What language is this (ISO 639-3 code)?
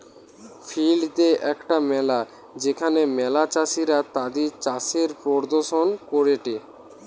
ben